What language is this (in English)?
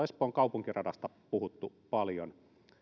Finnish